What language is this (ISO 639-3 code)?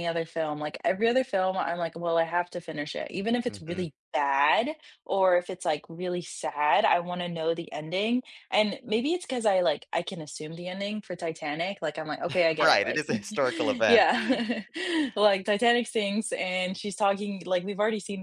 eng